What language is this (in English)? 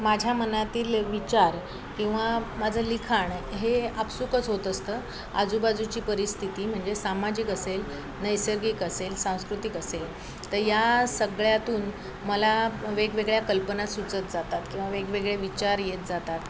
Marathi